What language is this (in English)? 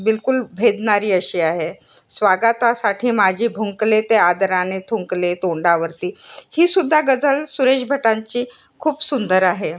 Marathi